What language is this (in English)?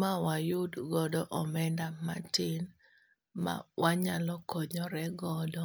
Luo (Kenya and Tanzania)